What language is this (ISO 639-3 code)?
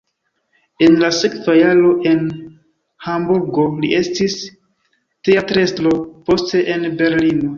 epo